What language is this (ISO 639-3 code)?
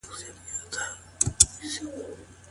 pus